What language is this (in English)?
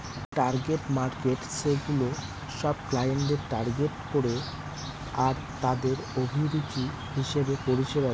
Bangla